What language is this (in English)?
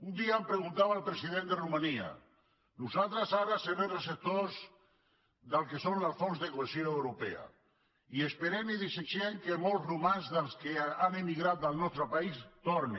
Catalan